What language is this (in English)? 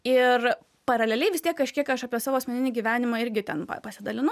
Lithuanian